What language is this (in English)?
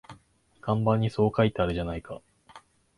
Japanese